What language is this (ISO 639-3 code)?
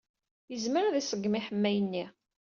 kab